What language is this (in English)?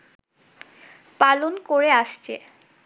Bangla